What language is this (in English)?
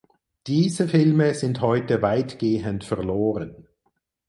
German